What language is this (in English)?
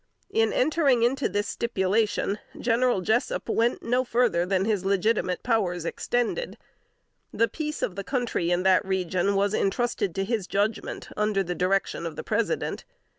English